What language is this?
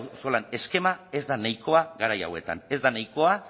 Basque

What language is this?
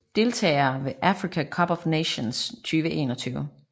Danish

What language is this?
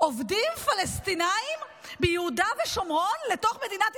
Hebrew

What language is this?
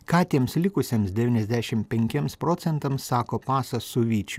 Lithuanian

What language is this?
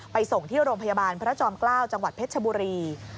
Thai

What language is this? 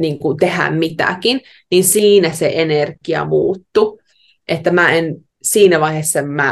Finnish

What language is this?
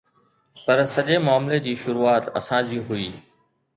Sindhi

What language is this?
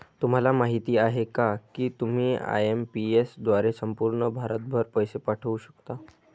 Marathi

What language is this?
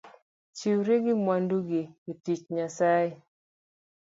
Luo (Kenya and Tanzania)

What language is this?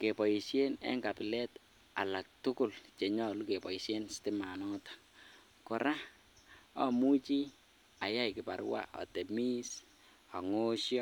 Kalenjin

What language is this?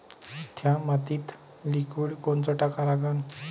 Marathi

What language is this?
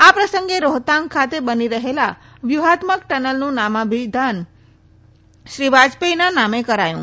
Gujarati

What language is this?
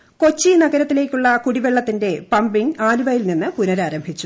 Malayalam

